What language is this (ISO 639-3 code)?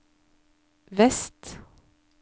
nor